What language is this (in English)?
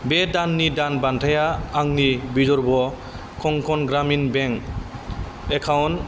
Bodo